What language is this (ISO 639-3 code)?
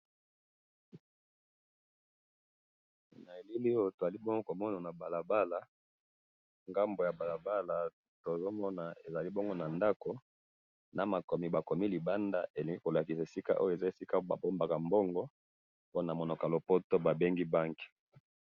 lin